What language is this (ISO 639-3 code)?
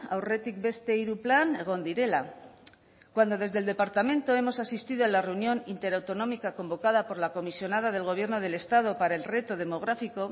spa